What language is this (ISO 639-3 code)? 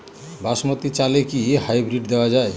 ben